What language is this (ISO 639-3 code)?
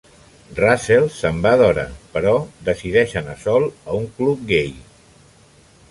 cat